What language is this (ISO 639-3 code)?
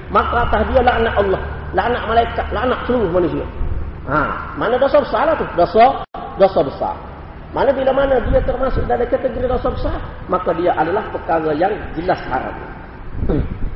msa